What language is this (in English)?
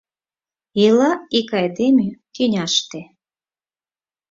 Mari